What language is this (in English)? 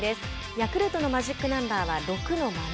Japanese